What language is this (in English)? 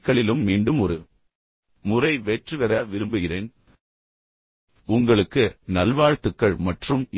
Tamil